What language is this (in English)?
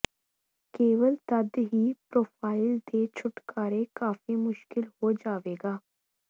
Punjabi